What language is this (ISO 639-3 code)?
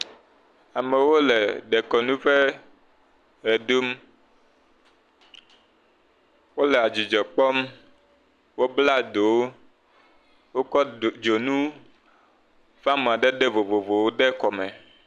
ewe